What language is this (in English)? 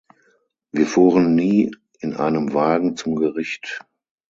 German